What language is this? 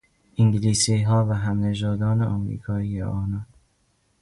Persian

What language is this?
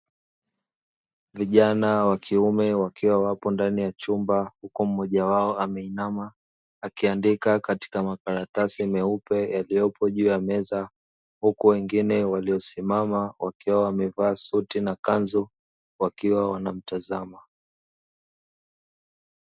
Swahili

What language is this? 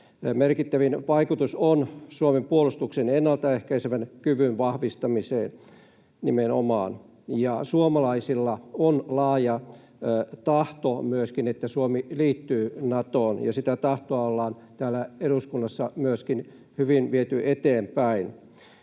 Finnish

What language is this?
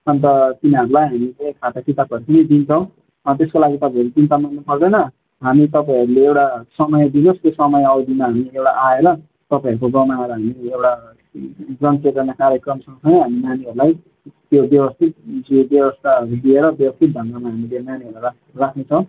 Nepali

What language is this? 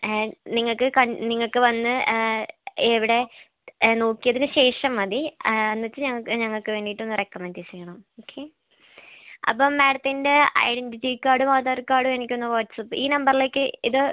Malayalam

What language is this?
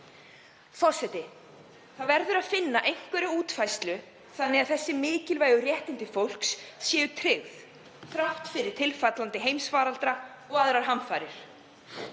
Icelandic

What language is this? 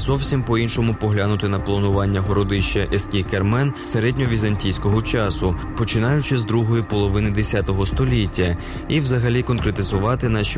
Ukrainian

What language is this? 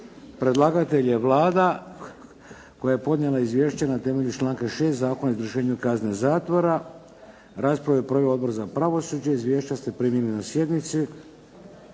Croatian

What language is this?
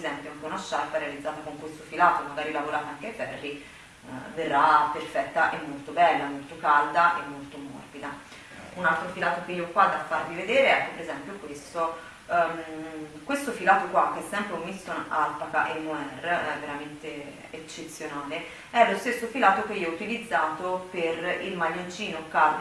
Italian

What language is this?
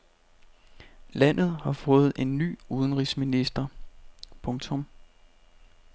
Danish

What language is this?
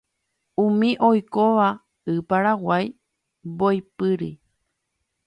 Guarani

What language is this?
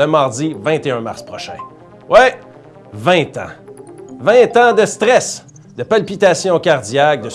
French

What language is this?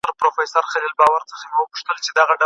Pashto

